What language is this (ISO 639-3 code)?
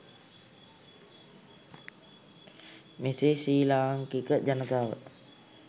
sin